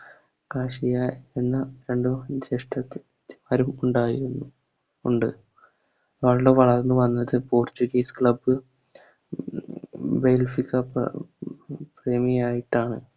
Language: Malayalam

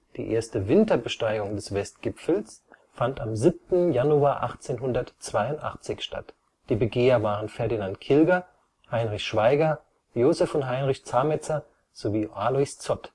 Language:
German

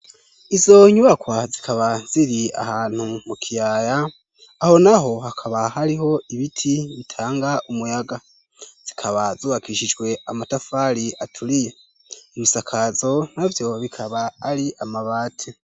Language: Rundi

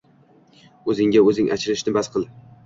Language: Uzbek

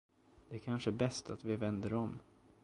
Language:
Swedish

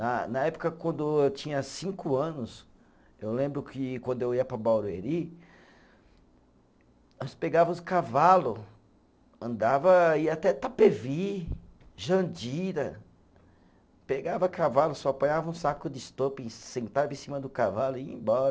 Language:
Portuguese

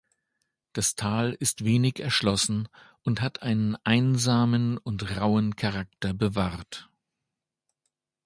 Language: German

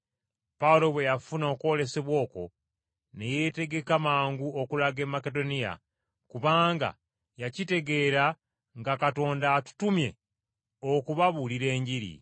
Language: Ganda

